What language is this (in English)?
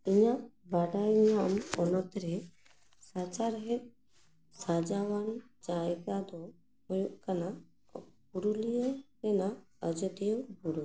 Santali